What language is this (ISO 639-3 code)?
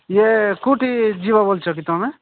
ori